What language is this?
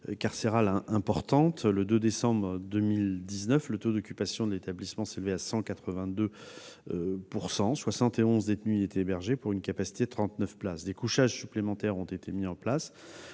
French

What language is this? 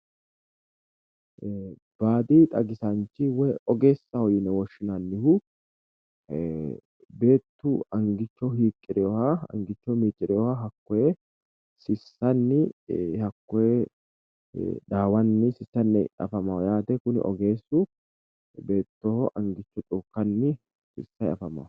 Sidamo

